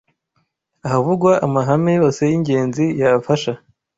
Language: Kinyarwanda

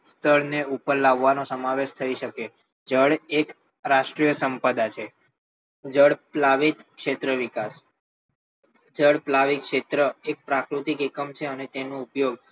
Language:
Gujarati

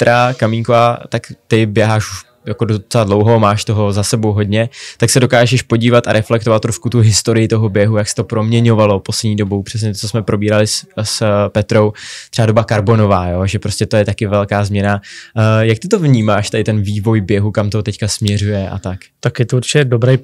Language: Czech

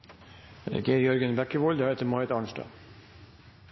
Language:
Norwegian Bokmål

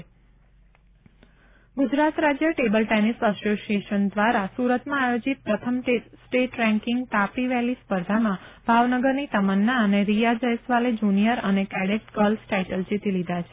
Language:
Gujarati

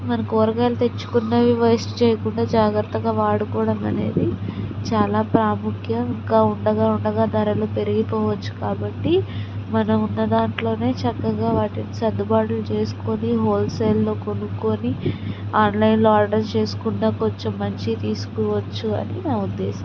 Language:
Telugu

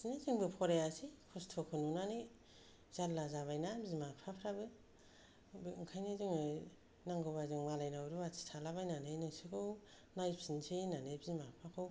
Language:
Bodo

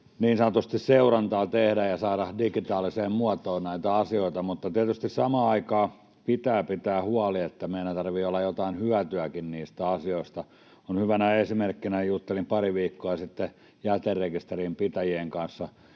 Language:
Finnish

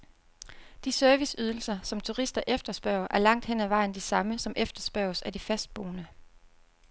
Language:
Danish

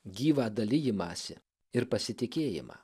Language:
Lithuanian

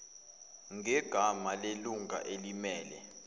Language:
Zulu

